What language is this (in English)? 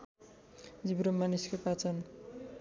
Nepali